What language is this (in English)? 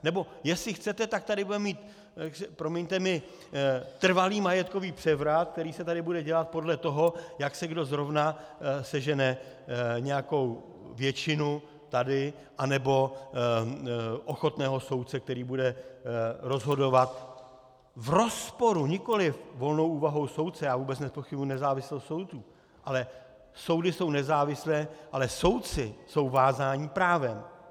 Czech